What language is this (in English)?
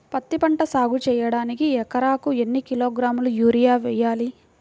Telugu